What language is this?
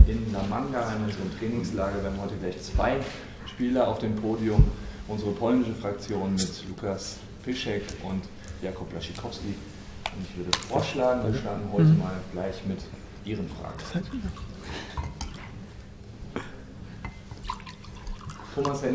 German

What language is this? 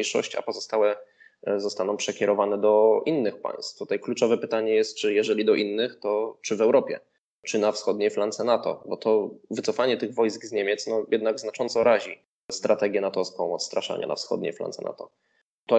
Polish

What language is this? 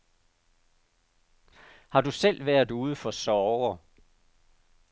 Danish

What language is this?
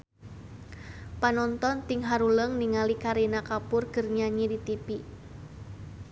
Sundanese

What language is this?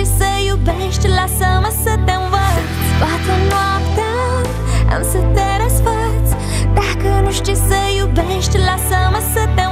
Romanian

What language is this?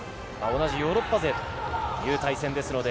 Japanese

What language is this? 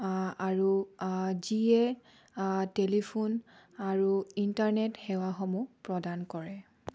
Assamese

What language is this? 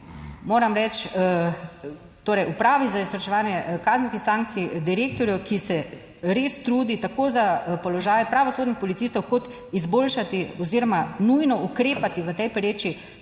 Slovenian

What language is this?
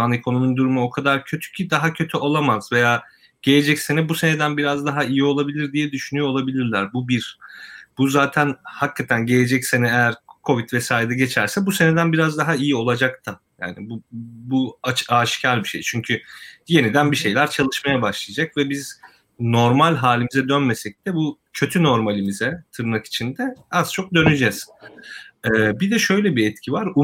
Turkish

